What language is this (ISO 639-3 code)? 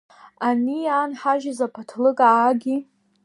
abk